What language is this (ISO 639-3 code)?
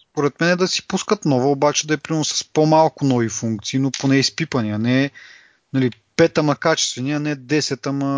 bul